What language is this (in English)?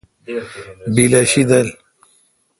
Kalkoti